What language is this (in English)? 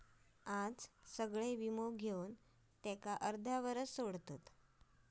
Marathi